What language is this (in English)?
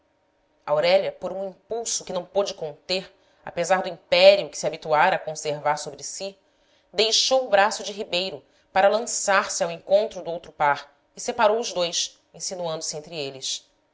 Portuguese